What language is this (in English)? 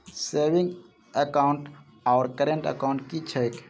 Maithili